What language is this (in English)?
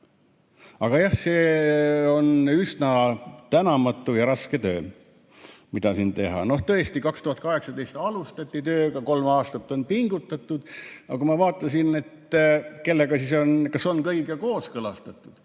Estonian